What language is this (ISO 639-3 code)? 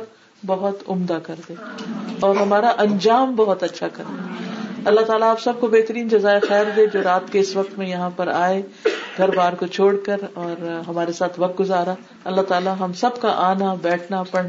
urd